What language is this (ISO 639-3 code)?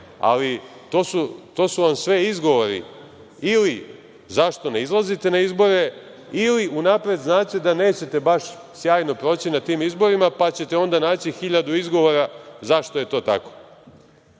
srp